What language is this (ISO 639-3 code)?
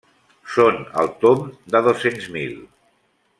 cat